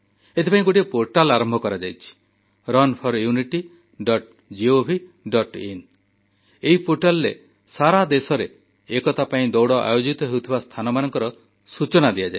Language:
Odia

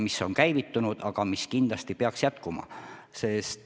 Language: Estonian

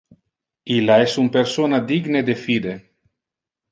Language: Interlingua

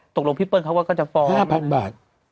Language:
Thai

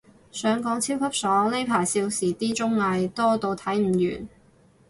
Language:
Cantonese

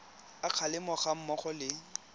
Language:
Tswana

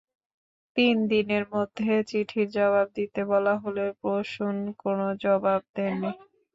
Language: Bangla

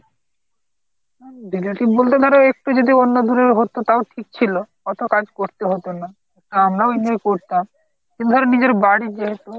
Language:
Bangla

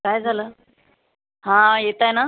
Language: Marathi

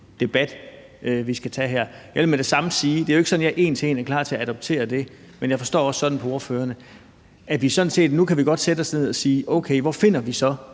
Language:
Danish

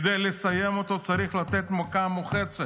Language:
Hebrew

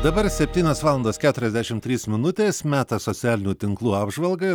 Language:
Lithuanian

